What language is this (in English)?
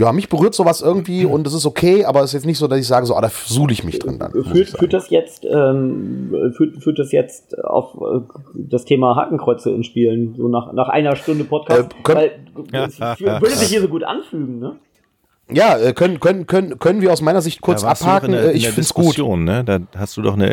German